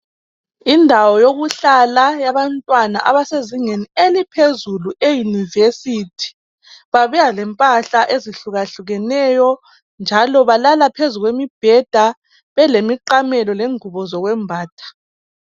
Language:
North Ndebele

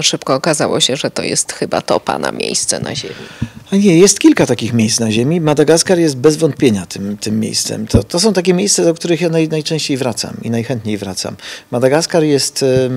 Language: Polish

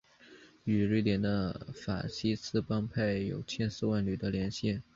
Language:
Chinese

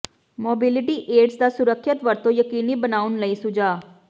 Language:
Punjabi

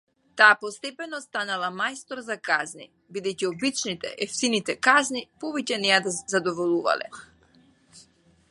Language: Macedonian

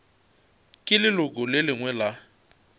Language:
Northern Sotho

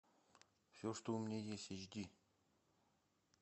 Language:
Russian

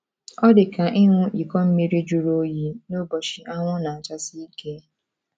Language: Igbo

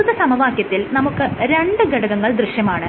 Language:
Malayalam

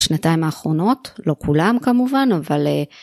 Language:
Hebrew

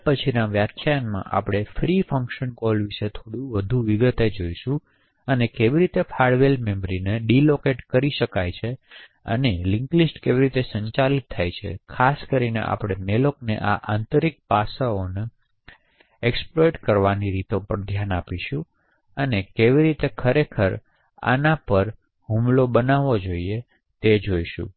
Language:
Gujarati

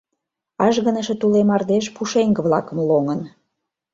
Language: Mari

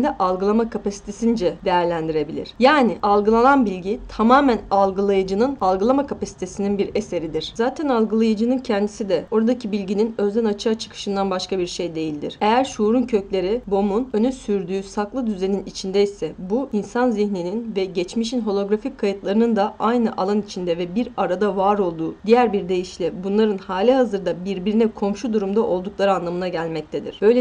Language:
Turkish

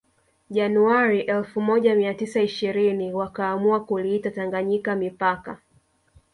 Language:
Swahili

